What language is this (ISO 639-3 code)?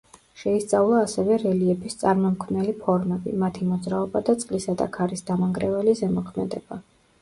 kat